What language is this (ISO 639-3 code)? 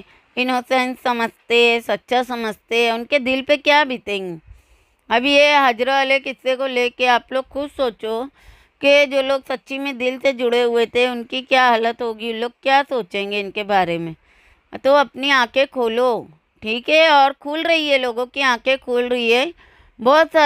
hin